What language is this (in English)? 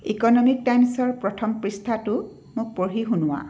Assamese